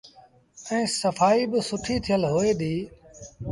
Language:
Sindhi Bhil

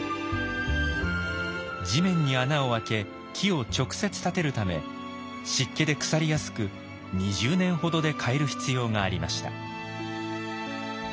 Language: Japanese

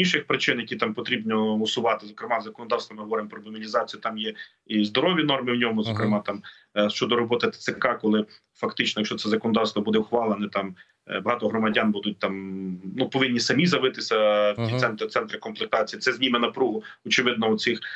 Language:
Ukrainian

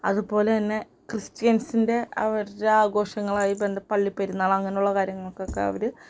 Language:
Malayalam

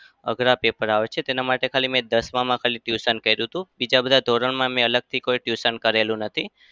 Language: Gujarati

